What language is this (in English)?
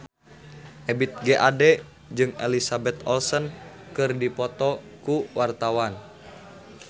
Sundanese